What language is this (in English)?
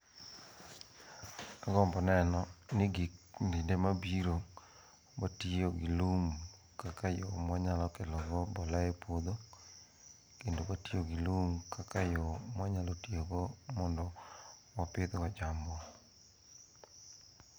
Luo (Kenya and Tanzania)